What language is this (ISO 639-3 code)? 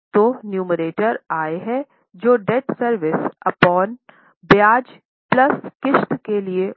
hin